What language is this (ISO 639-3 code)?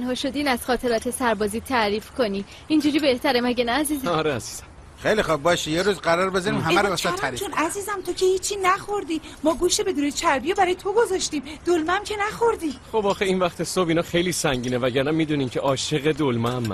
fas